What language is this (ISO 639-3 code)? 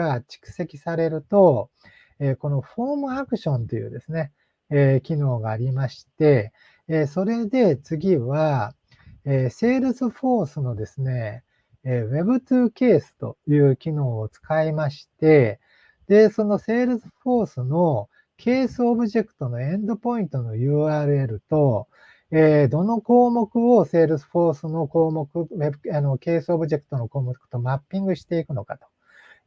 jpn